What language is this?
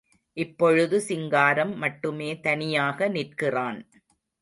Tamil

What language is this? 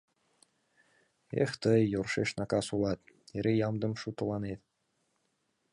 Mari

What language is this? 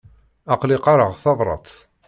Kabyle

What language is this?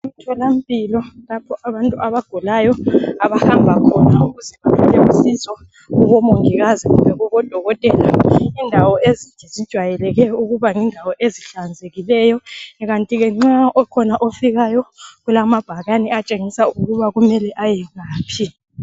North Ndebele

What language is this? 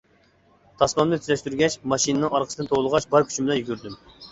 Uyghur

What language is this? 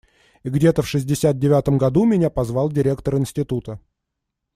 Russian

